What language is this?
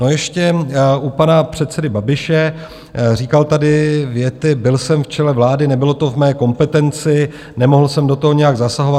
Czech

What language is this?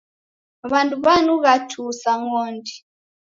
Taita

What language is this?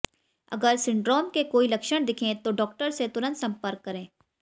Hindi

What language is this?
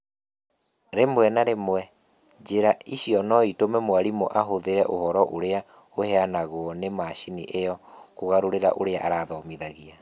Kikuyu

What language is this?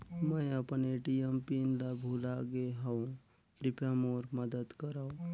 Chhattisgarhi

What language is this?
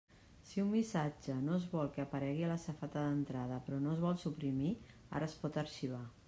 Catalan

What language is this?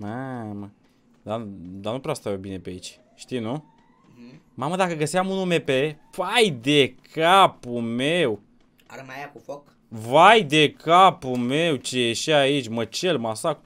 Romanian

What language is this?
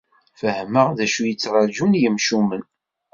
Kabyle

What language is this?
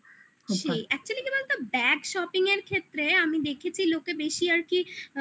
Bangla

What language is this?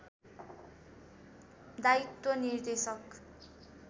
Nepali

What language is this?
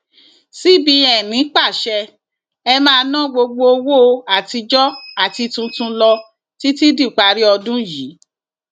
Yoruba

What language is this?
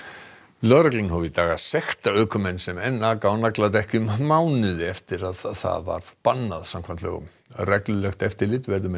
Icelandic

